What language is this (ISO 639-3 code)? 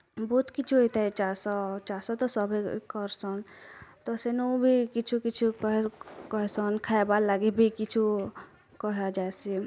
ori